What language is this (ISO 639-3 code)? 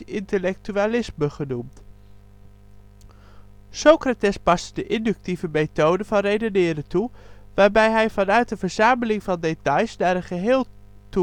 nld